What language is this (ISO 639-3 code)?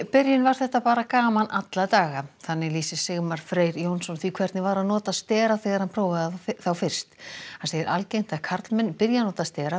isl